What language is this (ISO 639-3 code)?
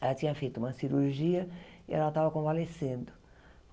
por